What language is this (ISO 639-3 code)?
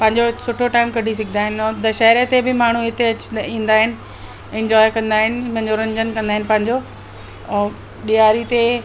snd